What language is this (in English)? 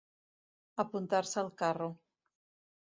Catalan